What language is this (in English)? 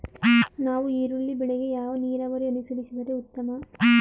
Kannada